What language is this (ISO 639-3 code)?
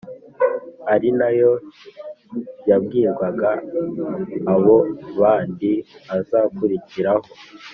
kin